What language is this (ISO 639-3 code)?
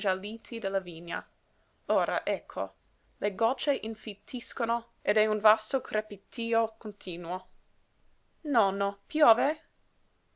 ita